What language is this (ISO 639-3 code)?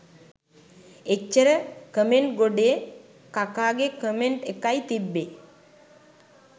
sin